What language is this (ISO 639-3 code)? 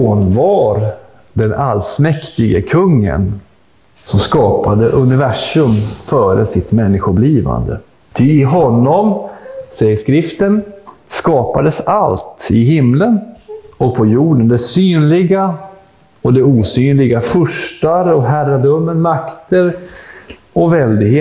swe